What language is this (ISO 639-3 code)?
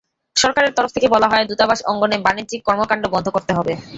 ben